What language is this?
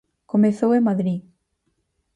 Galician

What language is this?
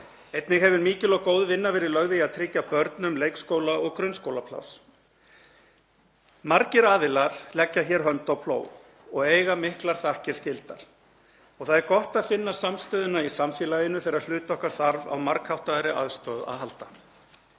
Icelandic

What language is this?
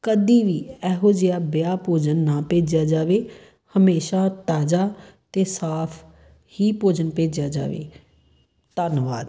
Punjabi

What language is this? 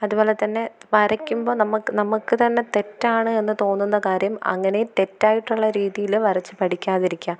Malayalam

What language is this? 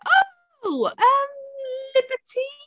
Welsh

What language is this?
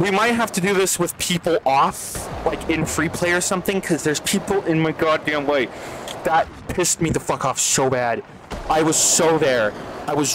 English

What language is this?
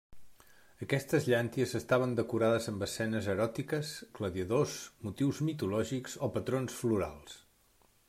Catalan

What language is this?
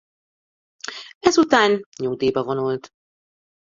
Hungarian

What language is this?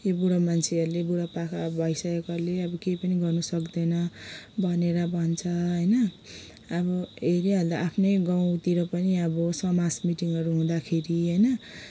Nepali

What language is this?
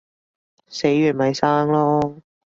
Cantonese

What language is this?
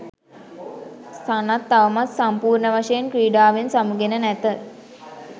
Sinhala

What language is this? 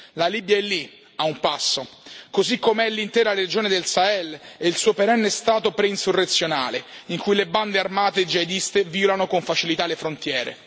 Italian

